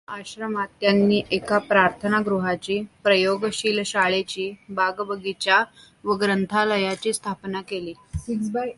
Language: Marathi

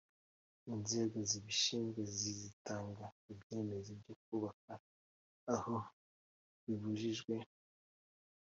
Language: Kinyarwanda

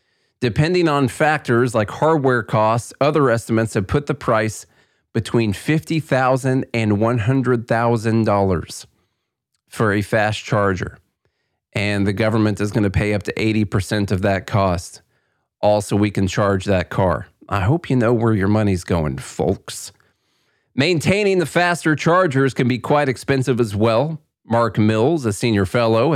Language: English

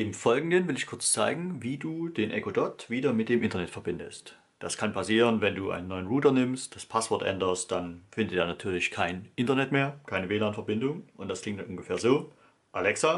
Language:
German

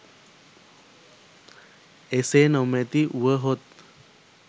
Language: Sinhala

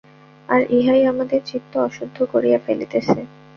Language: Bangla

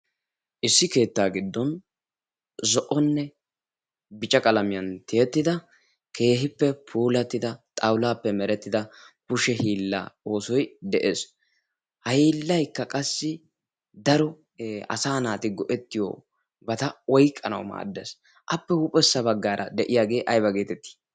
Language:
Wolaytta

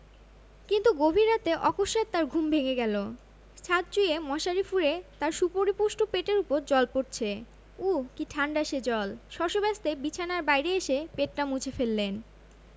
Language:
Bangla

